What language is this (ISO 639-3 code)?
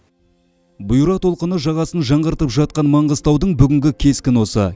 kaz